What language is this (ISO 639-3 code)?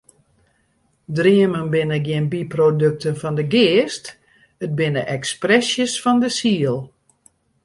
fry